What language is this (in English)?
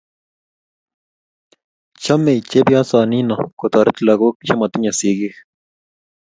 Kalenjin